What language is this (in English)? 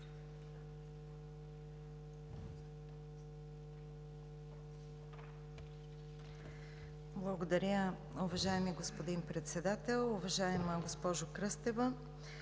Bulgarian